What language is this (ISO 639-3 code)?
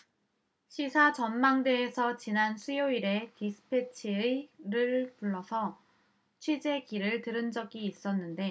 kor